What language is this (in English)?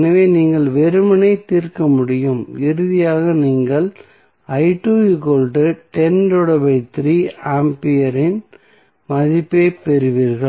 Tamil